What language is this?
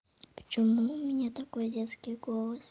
Russian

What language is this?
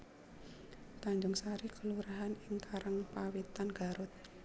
Javanese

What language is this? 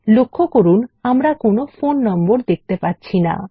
Bangla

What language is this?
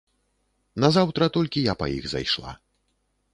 Belarusian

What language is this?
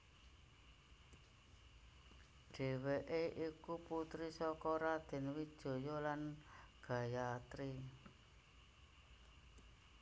Javanese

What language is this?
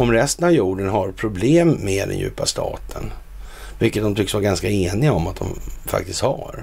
Swedish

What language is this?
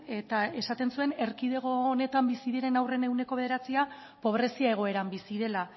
Basque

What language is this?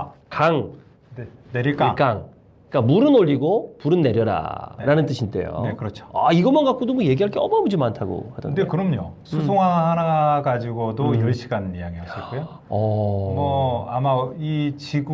Korean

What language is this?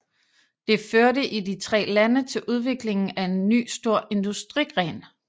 Danish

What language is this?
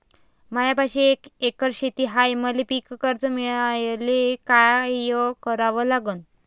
Marathi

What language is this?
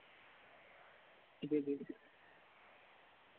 Dogri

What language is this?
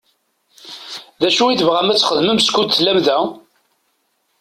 Kabyle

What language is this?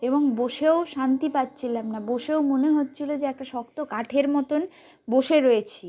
Bangla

